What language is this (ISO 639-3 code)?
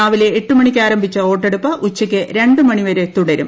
mal